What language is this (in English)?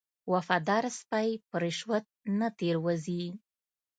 Pashto